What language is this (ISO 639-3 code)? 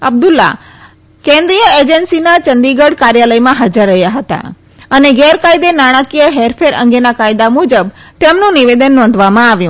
guj